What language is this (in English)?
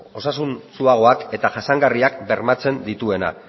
Basque